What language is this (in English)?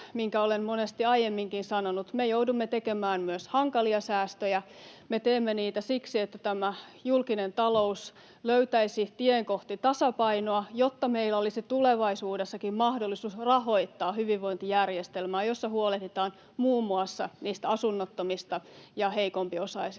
Finnish